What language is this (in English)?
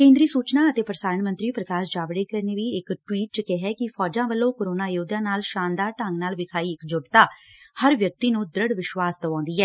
Punjabi